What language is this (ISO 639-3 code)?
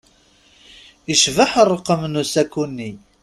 kab